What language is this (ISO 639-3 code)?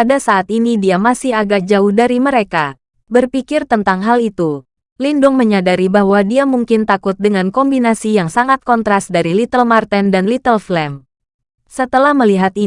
ind